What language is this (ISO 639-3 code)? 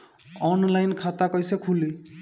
bho